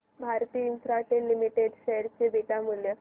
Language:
Marathi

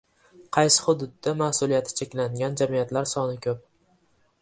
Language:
Uzbek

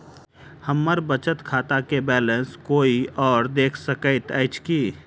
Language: Maithili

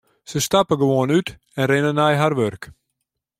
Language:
Western Frisian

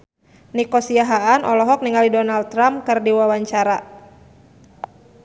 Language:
Sundanese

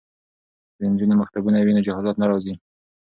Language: Pashto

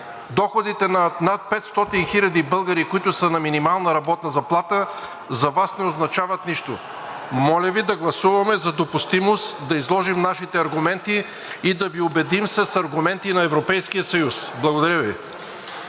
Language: Bulgarian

